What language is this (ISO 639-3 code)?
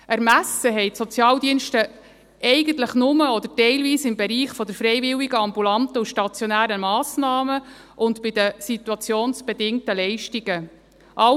gsw